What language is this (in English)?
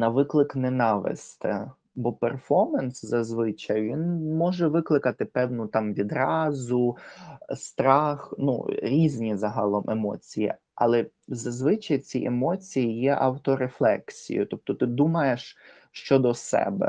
Ukrainian